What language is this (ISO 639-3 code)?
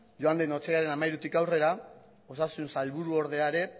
eus